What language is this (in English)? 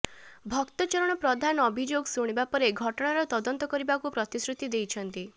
Odia